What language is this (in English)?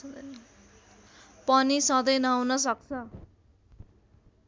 Nepali